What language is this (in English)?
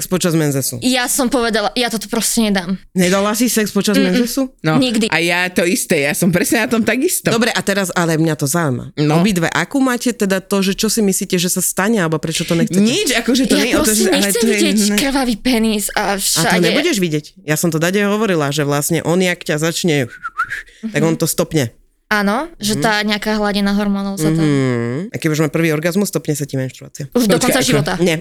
Slovak